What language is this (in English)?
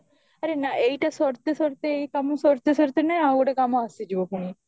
Odia